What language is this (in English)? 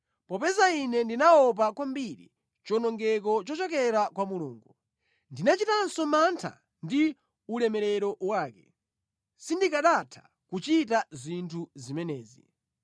Nyanja